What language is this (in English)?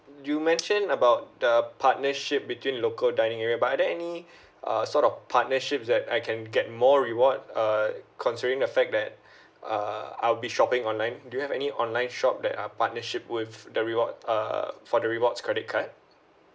English